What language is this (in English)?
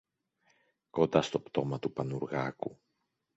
Greek